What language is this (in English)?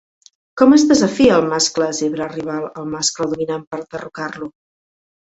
Catalan